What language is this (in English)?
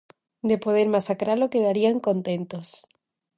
Galician